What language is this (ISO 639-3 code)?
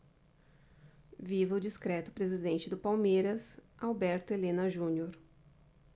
por